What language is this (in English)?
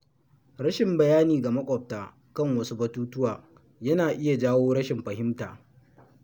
Hausa